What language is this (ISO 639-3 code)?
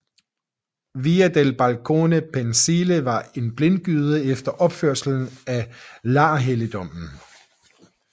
dan